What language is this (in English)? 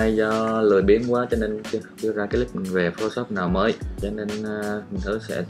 Vietnamese